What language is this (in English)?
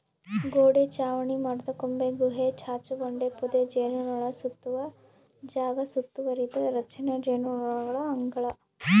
Kannada